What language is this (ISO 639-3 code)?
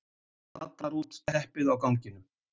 isl